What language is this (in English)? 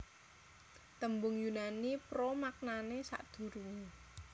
Javanese